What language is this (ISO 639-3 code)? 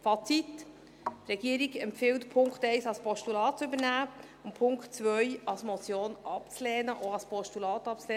gsw